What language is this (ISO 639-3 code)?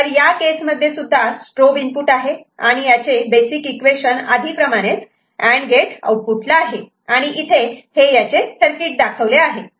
mar